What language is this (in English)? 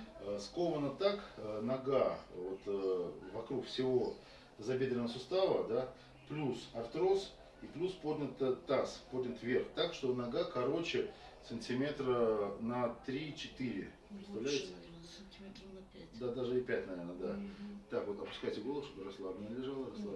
Russian